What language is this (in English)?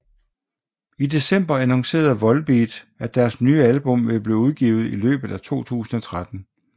Danish